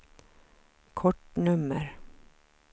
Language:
Swedish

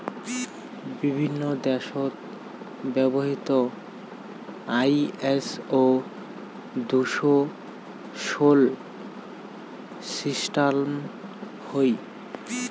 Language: Bangla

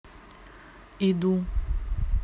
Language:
Russian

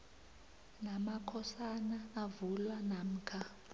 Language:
South Ndebele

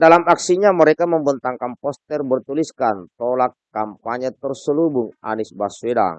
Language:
Indonesian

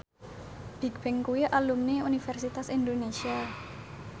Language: Javanese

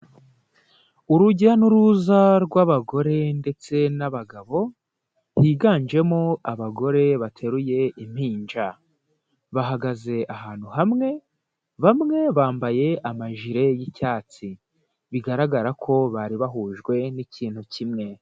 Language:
Kinyarwanda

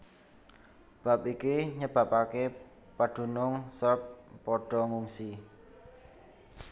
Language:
Javanese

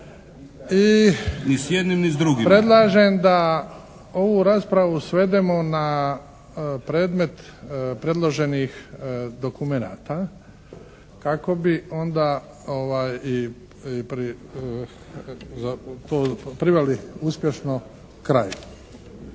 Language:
Croatian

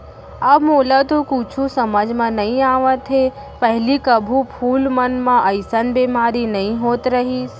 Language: Chhattisgarhi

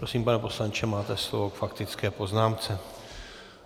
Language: Czech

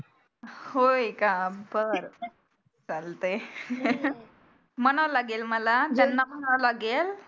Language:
Marathi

